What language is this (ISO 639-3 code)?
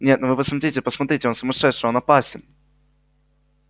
rus